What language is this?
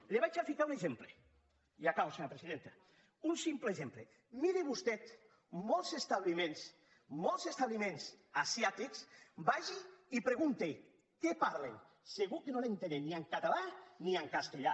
Catalan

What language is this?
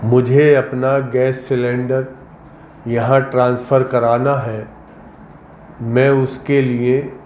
Urdu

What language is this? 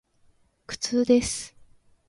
Japanese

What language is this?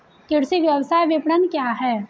Hindi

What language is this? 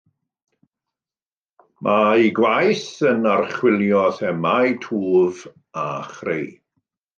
Welsh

